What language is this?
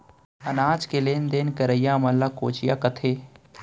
Chhattisgarhi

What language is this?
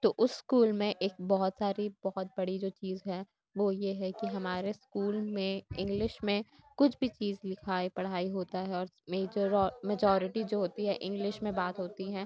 Urdu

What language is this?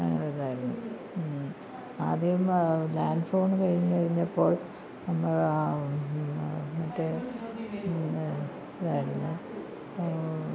Malayalam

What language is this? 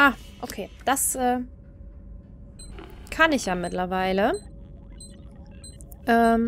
German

